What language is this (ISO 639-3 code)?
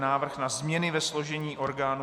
ces